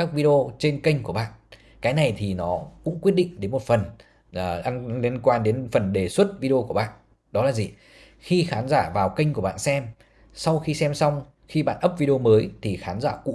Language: Vietnamese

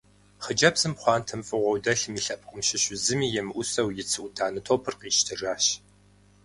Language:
Kabardian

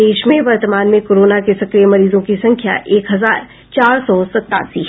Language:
Hindi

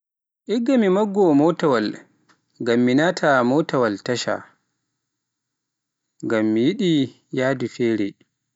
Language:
Pular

